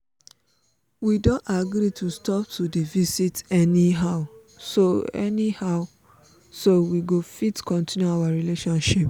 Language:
Nigerian Pidgin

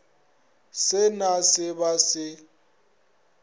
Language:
Northern Sotho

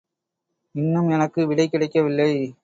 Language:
Tamil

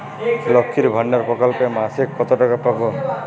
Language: Bangla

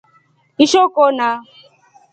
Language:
Rombo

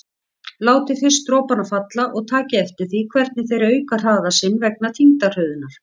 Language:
Icelandic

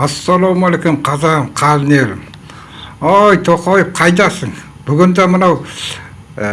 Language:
Turkish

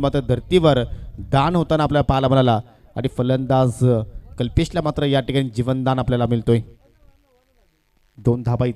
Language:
Hindi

